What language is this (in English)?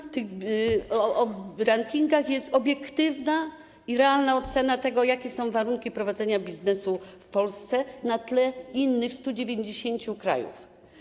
Polish